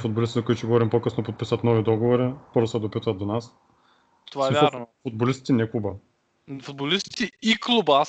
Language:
Bulgarian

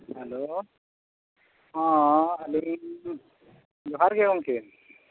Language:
Santali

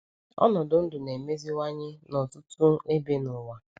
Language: Igbo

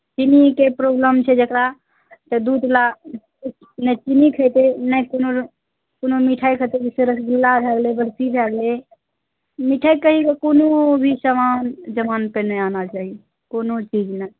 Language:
Maithili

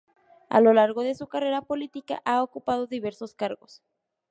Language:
Spanish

